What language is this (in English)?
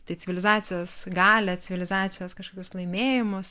Lithuanian